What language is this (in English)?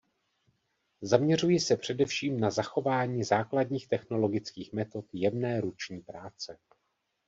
Czech